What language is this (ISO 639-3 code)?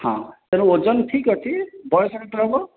ori